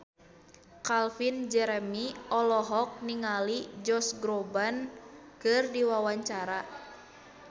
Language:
Sundanese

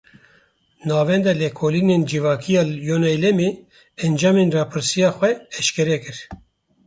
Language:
Kurdish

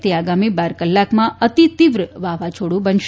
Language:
Gujarati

